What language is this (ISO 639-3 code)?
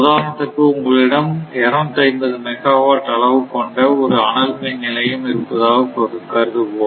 tam